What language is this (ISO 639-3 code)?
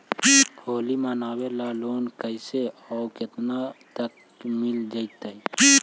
mag